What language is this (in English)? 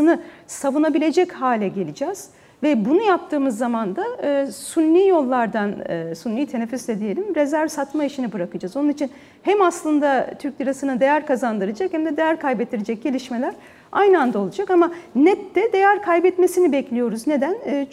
Turkish